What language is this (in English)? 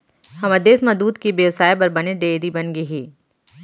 Chhattisgarhi